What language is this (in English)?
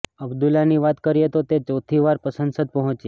Gujarati